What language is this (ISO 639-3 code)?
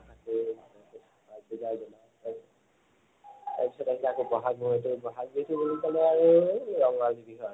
asm